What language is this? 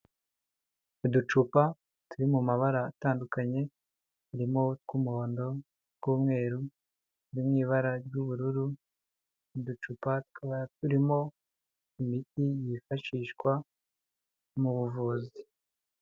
Kinyarwanda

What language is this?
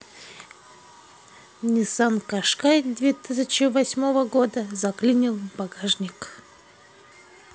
Russian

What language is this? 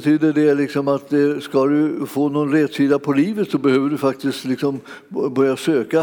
Swedish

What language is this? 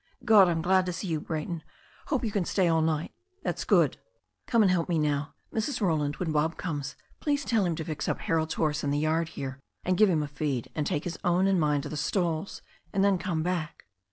English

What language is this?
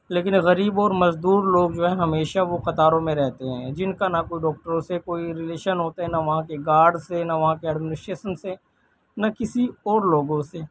Urdu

